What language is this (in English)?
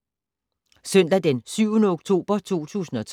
Danish